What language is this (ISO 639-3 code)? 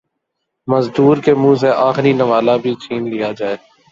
urd